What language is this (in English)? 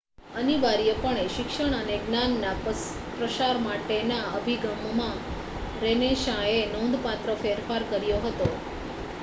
Gujarati